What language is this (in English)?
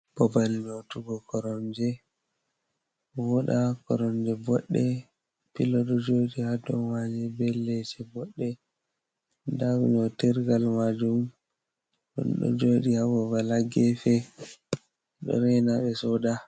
Fula